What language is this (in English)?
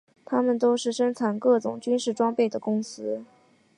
Chinese